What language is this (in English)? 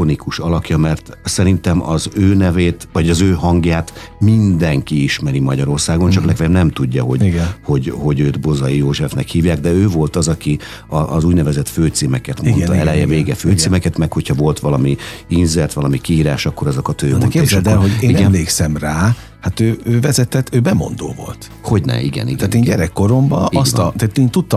Hungarian